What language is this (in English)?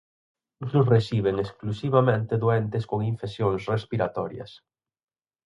Galician